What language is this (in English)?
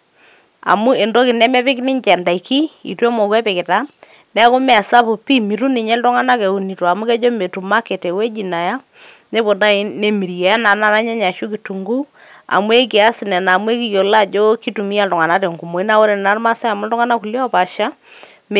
Masai